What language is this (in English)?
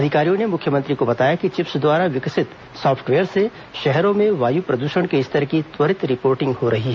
Hindi